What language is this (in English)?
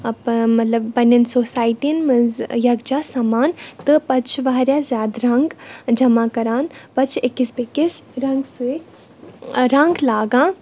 Kashmiri